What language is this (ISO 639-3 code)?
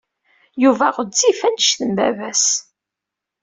kab